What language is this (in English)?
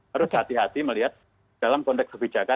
Indonesian